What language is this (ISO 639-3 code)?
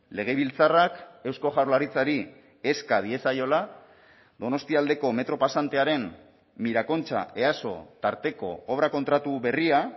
eus